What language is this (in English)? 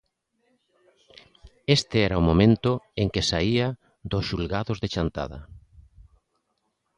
Galician